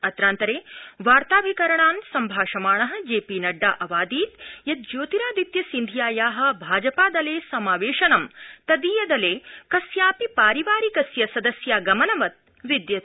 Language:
Sanskrit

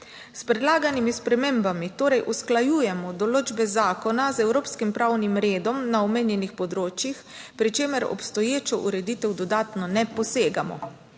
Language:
Slovenian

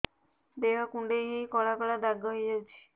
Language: Odia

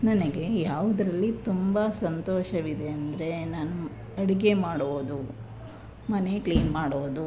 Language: Kannada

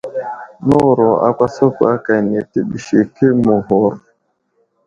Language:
Wuzlam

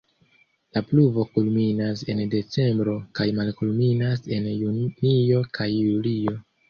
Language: Esperanto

